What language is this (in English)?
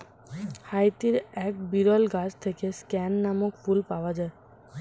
Bangla